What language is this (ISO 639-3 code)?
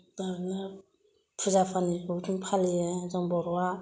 brx